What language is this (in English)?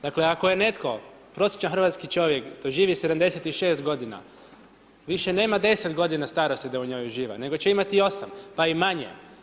Croatian